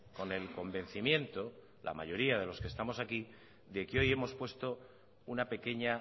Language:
Spanish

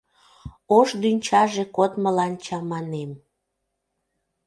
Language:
Mari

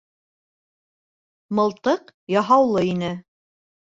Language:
Bashkir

